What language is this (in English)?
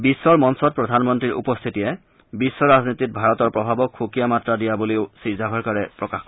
Assamese